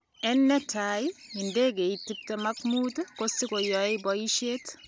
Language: Kalenjin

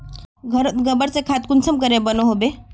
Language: Magahi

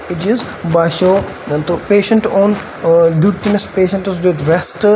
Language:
Kashmiri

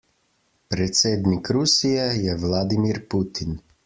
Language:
Slovenian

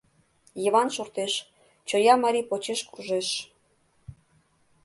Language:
Mari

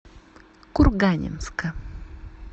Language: Russian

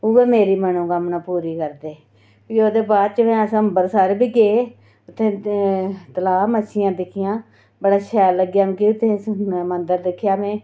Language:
Dogri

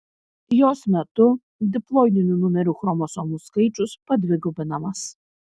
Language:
Lithuanian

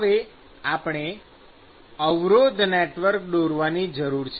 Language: Gujarati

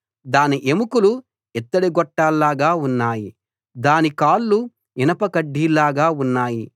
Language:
Telugu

